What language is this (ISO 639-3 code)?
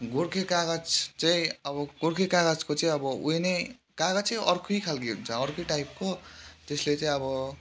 nep